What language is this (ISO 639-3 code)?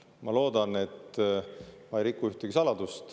est